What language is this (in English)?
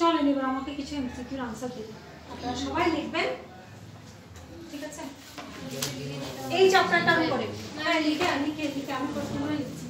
Romanian